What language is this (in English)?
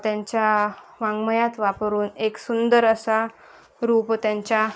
Marathi